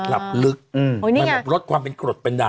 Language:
Thai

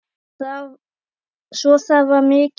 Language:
Icelandic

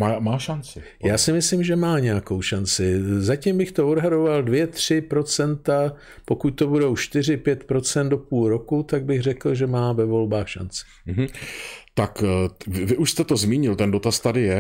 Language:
Czech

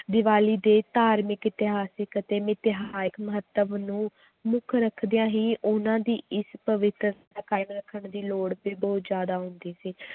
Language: Punjabi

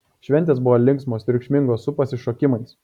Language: Lithuanian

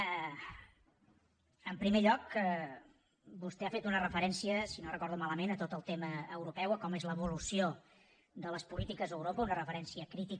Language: Catalan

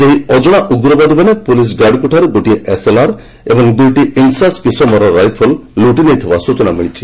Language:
Odia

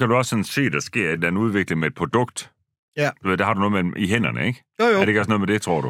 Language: Danish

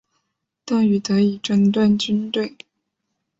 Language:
Chinese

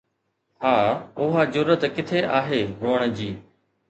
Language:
Sindhi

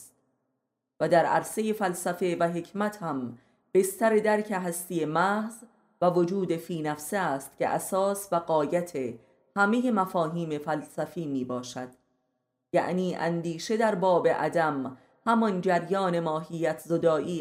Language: Persian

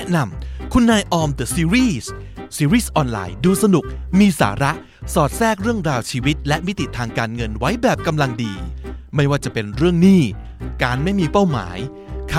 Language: Thai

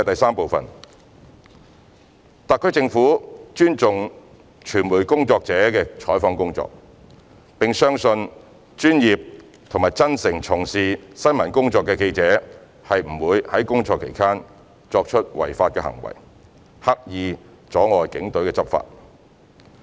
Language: Cantonese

